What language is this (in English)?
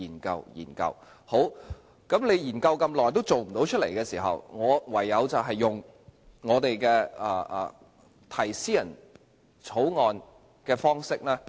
Cantonese